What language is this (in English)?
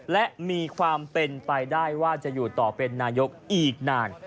Thai